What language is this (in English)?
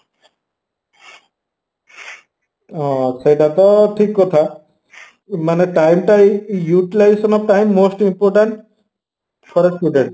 Odia